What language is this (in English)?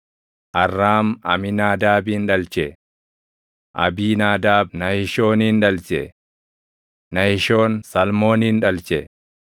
Oromo